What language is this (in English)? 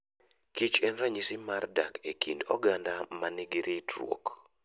Luo (Kenya and Tanzania)